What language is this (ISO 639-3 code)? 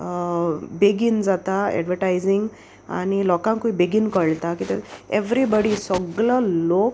kok